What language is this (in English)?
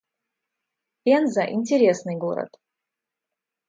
Russian